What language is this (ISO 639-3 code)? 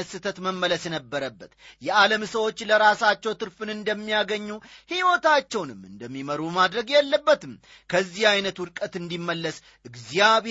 amh